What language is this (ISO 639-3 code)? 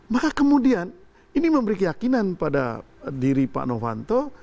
ind